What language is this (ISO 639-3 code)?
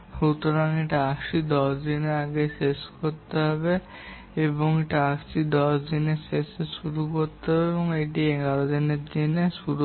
ben